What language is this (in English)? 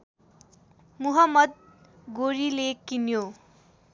Nepali